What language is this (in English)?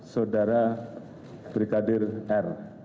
Indonesian